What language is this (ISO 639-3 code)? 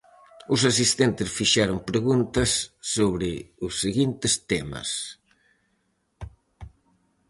glg